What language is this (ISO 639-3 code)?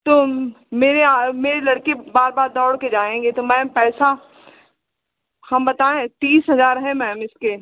hin